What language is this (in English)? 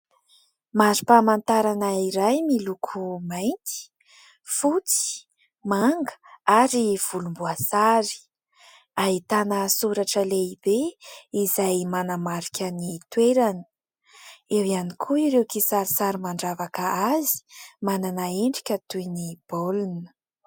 Malagasy